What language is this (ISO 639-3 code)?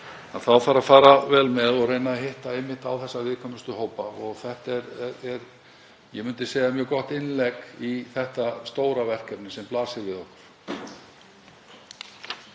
isl